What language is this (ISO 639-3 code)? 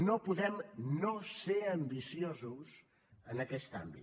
cat